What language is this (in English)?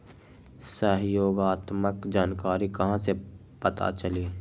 Magahi